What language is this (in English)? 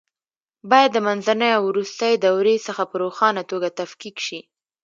Pashto